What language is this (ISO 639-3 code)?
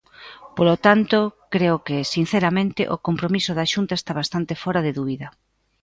glg